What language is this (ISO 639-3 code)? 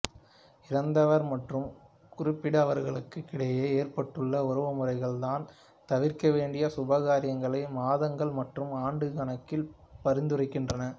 tam